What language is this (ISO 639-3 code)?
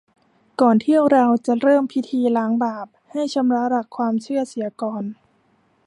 tha